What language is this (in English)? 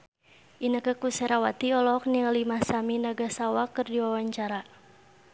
Sundanese